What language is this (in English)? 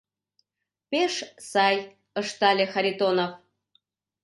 Mari